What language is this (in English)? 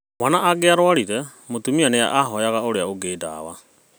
Kikuyu